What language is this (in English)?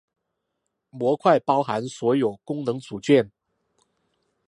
Chinese